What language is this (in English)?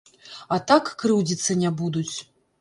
Belarusian